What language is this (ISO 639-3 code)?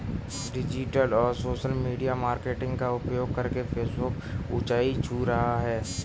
hin